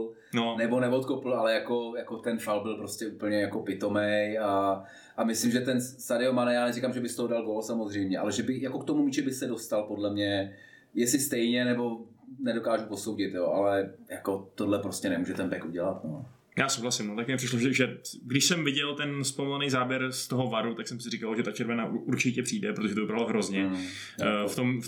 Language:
Czech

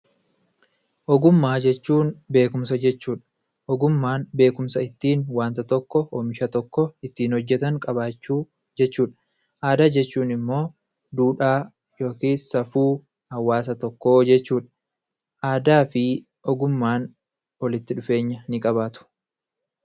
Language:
Oromo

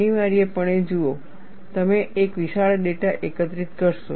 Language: Gujarati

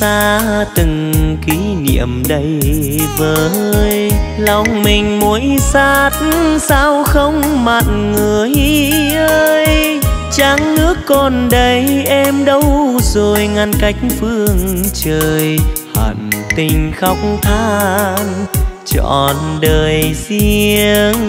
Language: Vietnamese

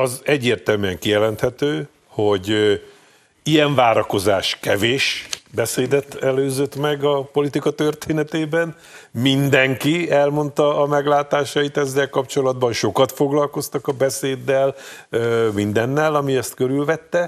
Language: Hungarian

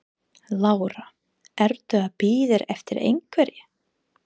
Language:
Icelandic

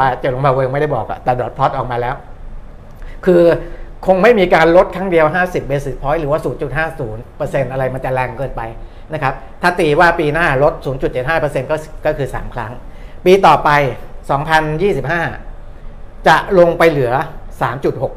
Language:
Thai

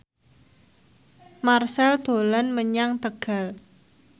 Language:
Javanese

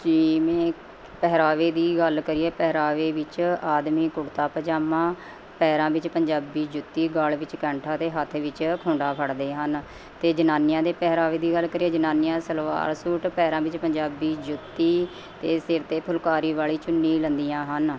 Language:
Punjabi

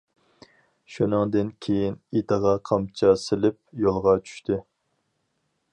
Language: Uyghur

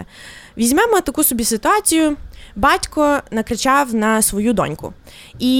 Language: Ukrainian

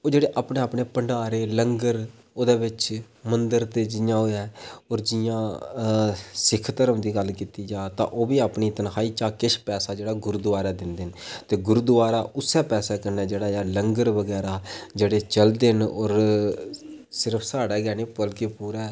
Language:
Dogri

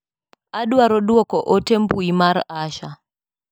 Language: Luo (Kenya and Tanzania)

